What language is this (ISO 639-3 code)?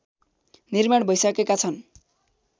nep